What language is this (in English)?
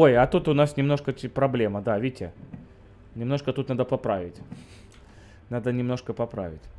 Russian